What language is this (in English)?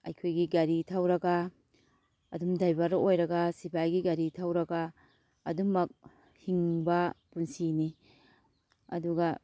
Manipuri